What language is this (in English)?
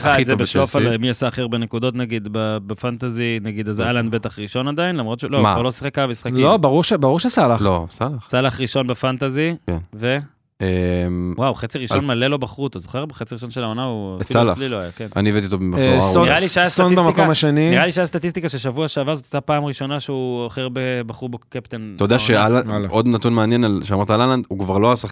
Hebrew